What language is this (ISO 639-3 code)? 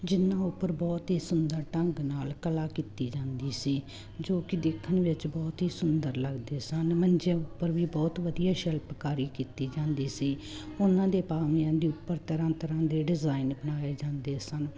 pan